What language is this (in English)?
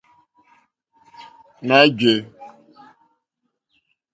Mokpwe